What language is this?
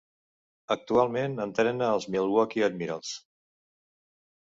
Catalan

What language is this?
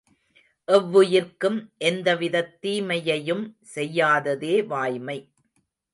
Tamil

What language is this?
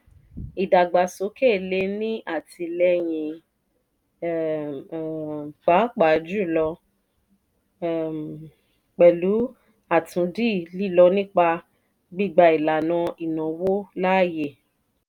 Yoruba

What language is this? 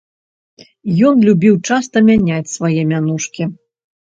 Belarusian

